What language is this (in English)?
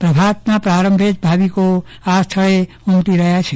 Gujarati